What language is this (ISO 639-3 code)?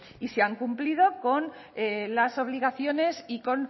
spa